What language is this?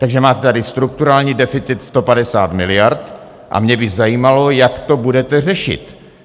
Czech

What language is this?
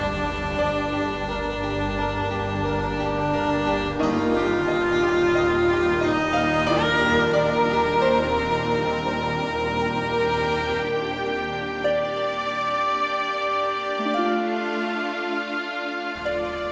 Indonesian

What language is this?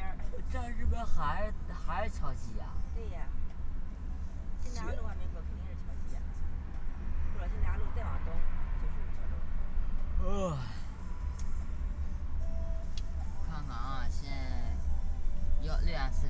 Chinese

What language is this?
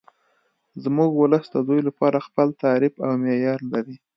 Pashto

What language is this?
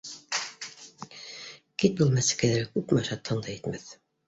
Bashkir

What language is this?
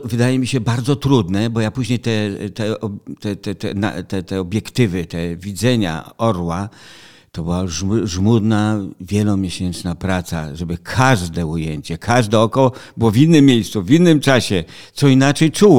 Polish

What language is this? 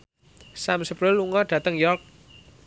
Javanese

